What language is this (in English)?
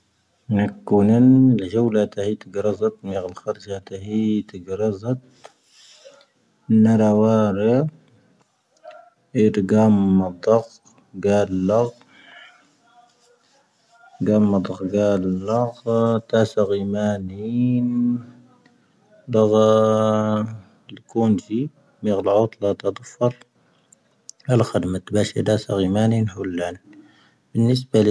Tahaggart Tamahaq